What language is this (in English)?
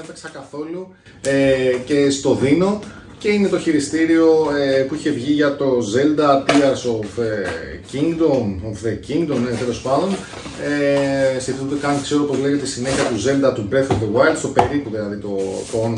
Greek